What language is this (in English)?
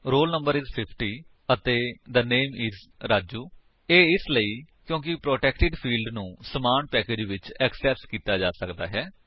Punjabi